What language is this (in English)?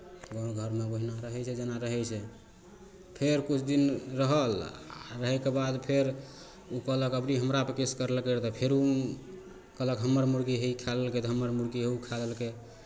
Maithili